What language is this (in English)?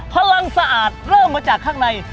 Thai